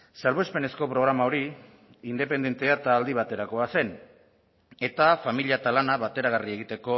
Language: Basque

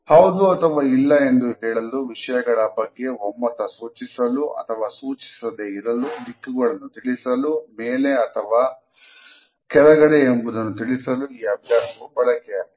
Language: Kannada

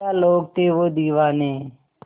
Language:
Hindi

